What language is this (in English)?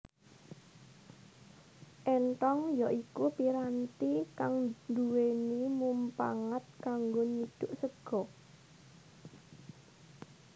Javanese